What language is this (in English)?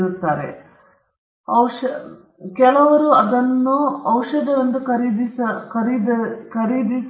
Kannada